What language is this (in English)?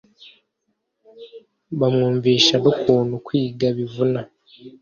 Kinyarwanda